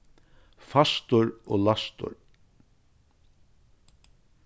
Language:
Faroese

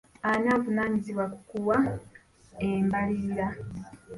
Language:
Ganda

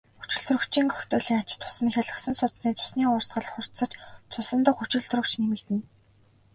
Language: Mongolian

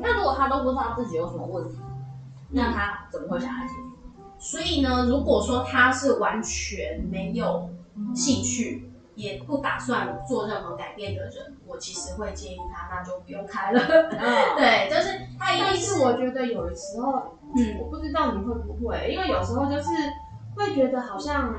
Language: Chinese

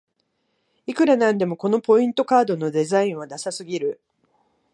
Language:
Japanese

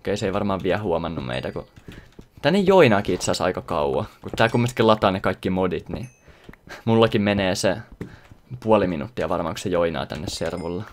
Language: Finnish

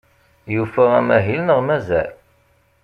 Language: Kabyle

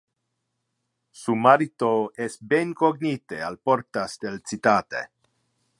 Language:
Interlingua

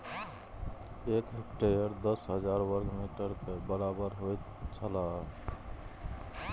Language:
Maithili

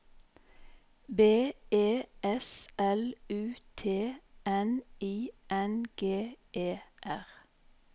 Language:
Norwegian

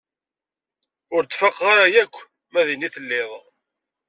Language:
Kabyle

